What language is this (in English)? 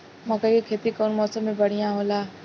Bhojpuri